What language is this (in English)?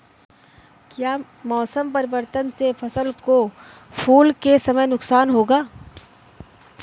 Hindi